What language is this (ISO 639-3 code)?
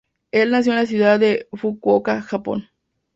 spa